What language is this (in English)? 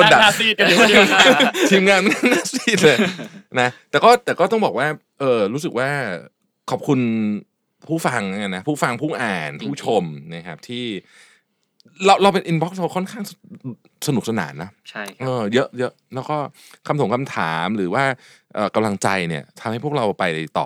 Thai